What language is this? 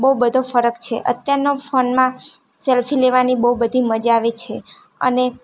Gujarati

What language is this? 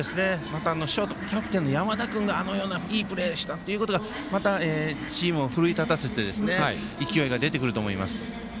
Japanese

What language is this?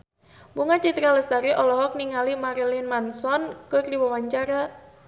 Sundanese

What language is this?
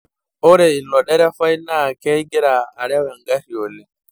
Masai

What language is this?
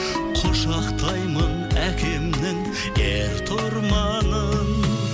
Kazakh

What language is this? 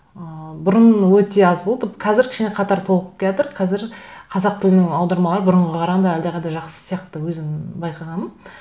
Kazakh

